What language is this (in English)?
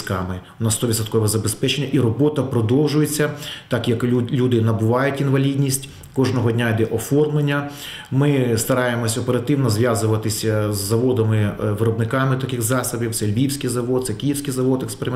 Ukrainian